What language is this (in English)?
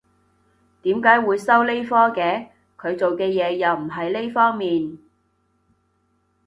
Cantonese